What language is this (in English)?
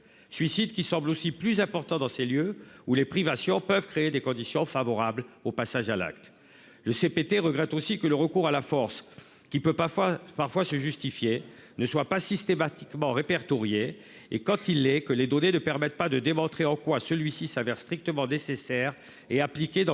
French